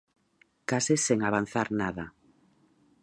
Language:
Galician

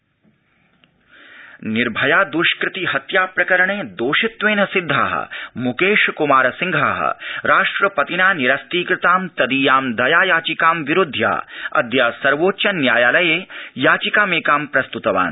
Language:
Sanskrit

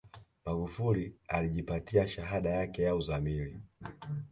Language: Swahili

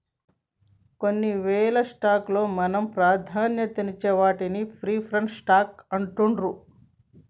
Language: Telugu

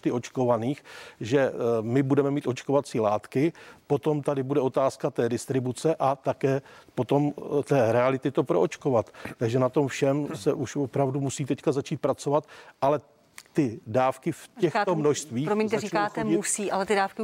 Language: Czech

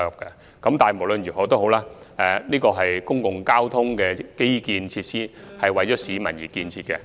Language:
Cantonese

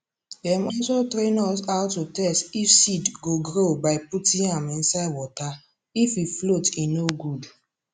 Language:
Nigerian Pidgin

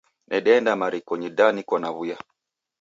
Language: Taita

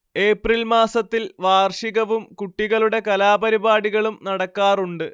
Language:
Malayalam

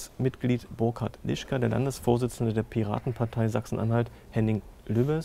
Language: German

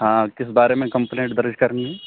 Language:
Urdu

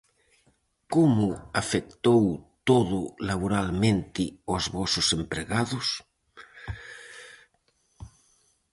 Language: Galician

